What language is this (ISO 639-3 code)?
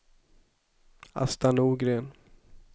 swe